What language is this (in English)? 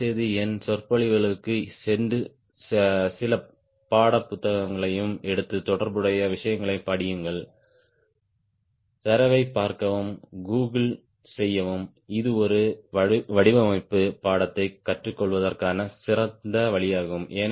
Tamil